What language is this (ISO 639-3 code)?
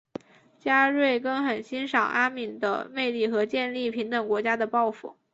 zho